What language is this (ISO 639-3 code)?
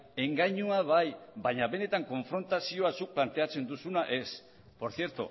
eus